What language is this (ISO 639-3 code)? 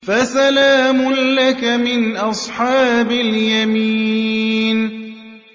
ara